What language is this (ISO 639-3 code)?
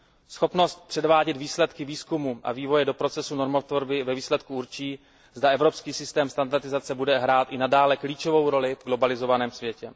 ces